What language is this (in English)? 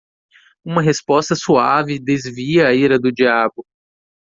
Portuguese